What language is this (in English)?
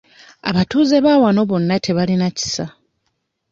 Ganda